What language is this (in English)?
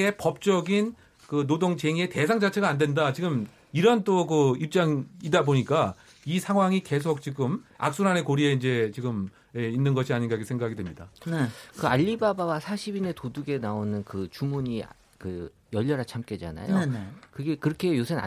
Korean